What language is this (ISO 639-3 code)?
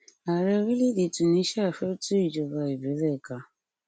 yor